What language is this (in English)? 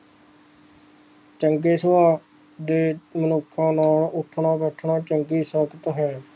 Punjabi